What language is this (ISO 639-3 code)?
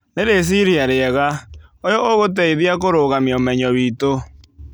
kik